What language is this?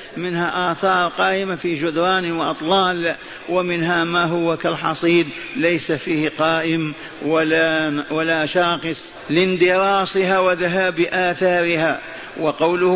Arabic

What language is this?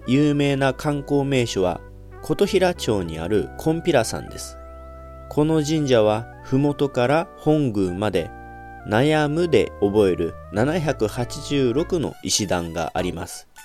Japanese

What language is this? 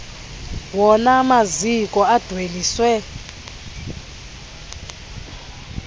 Xhosa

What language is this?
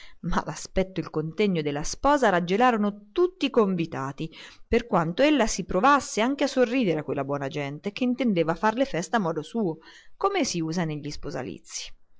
Italian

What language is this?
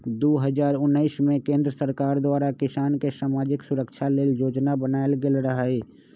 Magahi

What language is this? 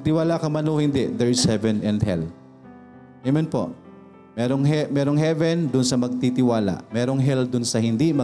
Filipino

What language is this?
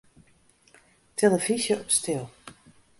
Western Frisian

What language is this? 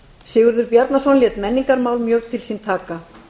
Icelandic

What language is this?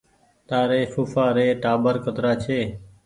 Goaria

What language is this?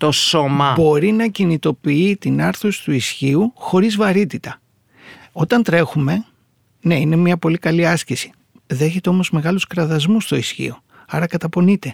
Greek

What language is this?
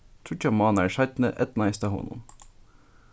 Faroese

